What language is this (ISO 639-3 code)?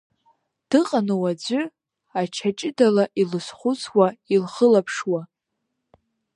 abk